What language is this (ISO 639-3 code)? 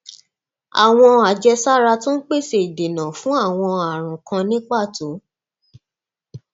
yor